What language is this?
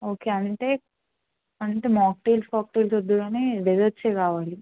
Telugu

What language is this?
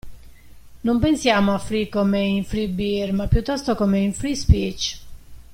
Italian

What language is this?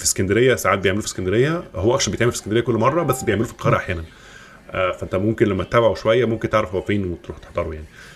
Arabic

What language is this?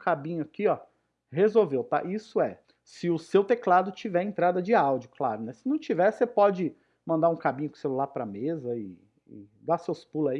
Portuguese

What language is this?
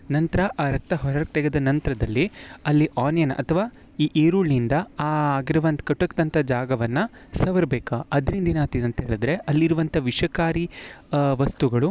Kannada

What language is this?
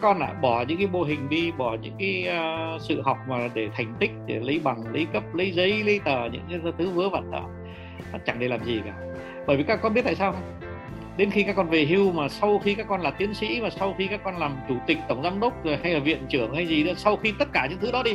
Vietnamese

